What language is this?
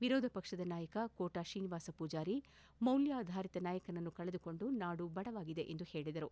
Kannada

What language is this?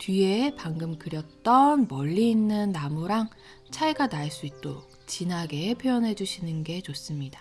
Korean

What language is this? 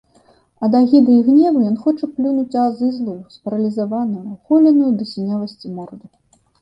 Belarusian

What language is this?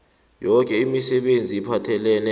South Ndebele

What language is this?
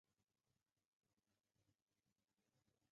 Chinese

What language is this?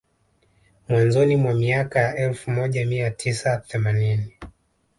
Swahili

